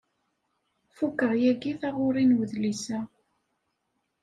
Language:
Kabyle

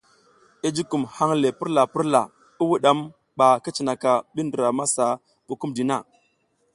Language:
South Giziga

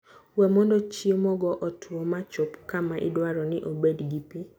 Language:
Luo (Kenya and Tanzania)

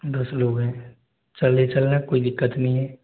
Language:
Hindi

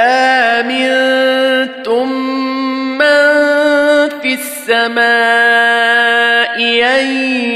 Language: Arabic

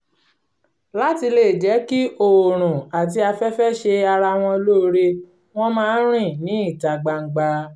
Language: Yoruba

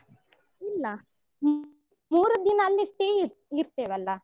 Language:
Kannada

